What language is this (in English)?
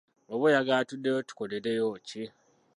Ganda